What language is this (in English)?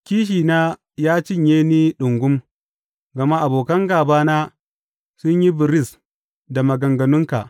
Hausa